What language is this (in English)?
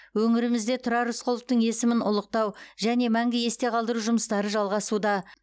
Kazakh